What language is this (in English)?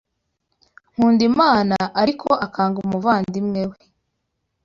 Kinyarwanda